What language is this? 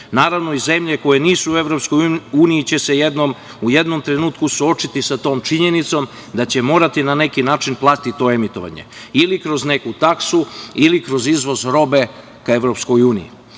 Serbian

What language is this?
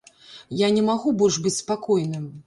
Belarusian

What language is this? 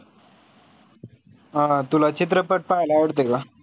Marathi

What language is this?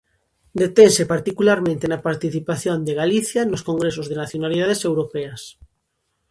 Galician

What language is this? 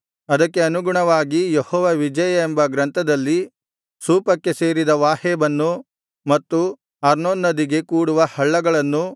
Kannada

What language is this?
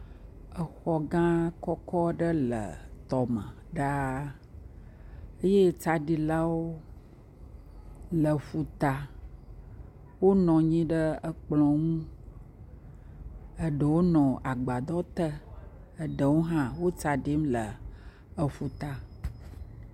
Ewe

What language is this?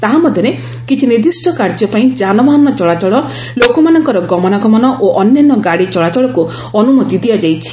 Odia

